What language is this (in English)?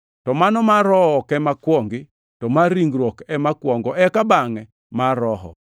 Luo (Kenya and Tanzania)